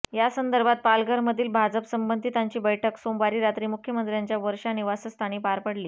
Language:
Marathi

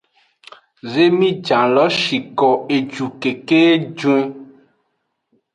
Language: Aja (Benin)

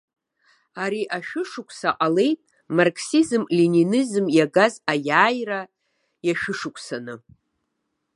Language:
Abkhazian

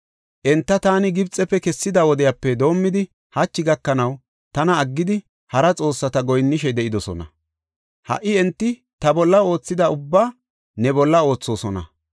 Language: Gofa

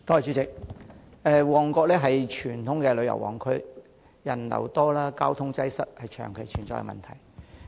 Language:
Cantonese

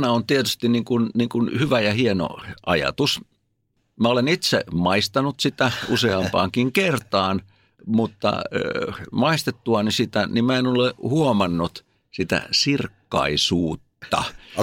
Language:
Finnish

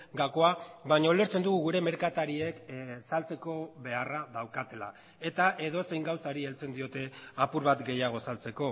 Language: Basque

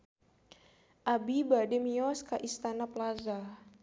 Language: Sundanese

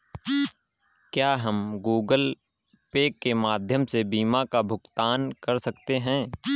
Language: Hindi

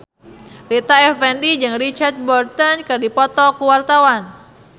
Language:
Sundanese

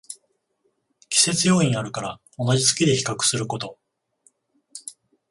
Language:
Japanese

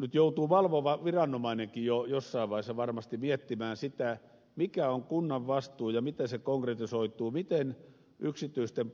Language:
Finnish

